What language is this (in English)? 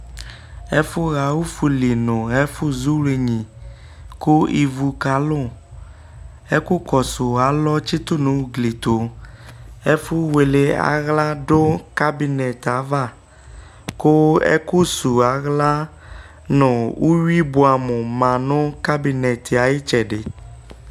Ikposo